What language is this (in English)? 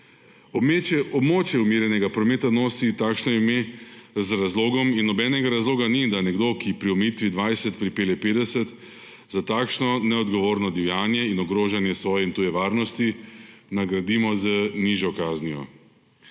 Slovenian